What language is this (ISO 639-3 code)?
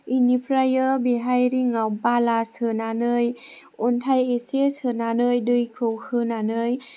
brx